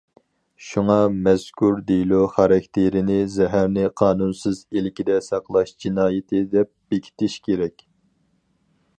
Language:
Uyghur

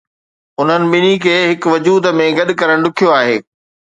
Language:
Sindhi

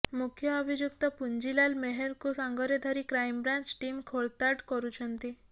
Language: Odia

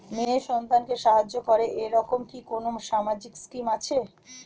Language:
Bangla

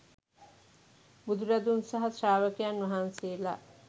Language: Sinhala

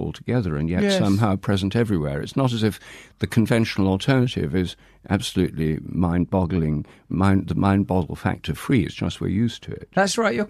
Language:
English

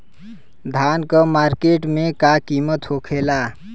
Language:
Bhojpuri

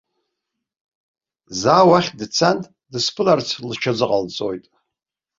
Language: Abkhazian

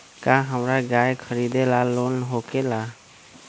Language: Magahi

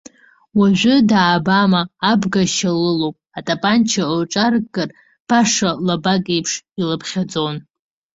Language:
Abkhazian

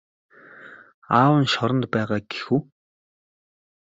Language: Mongolian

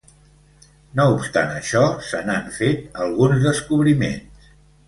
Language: Catalan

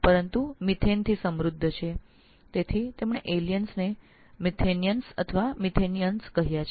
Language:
Gujarati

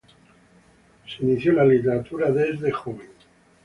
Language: Spanish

